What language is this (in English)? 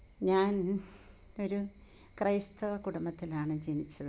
Malayalam